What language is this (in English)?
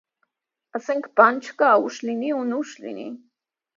Armenian